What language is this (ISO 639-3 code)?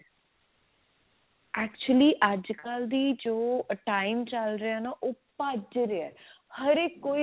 pan